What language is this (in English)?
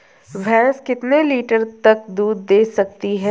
Hindi